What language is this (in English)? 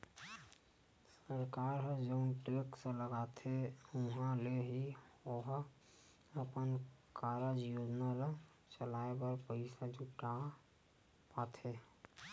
Chhattisgarhi